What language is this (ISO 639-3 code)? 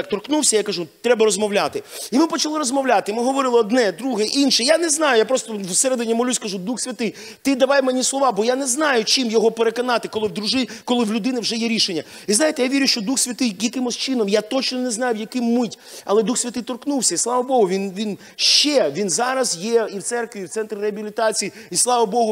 ukr